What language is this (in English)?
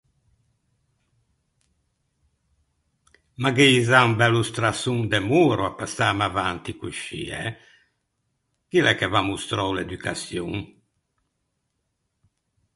Ligurian